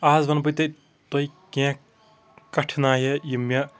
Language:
Kashmiri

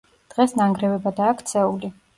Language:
Georgian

